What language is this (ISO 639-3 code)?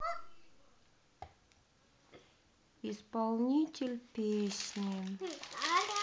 rus